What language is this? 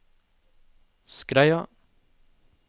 Norwegian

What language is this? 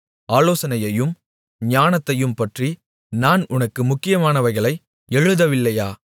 Tamil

